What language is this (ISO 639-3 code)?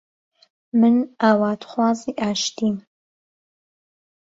ckb